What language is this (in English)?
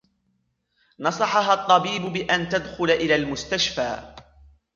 Arabic